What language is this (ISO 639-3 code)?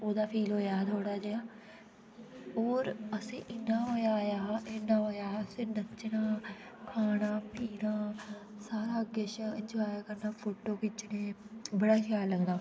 doi